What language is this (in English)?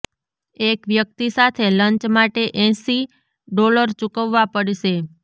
Gujarati